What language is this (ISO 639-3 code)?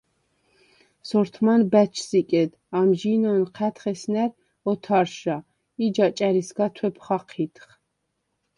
sva